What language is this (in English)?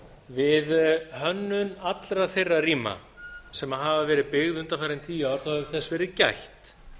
Icelandic